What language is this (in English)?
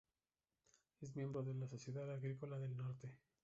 Spanish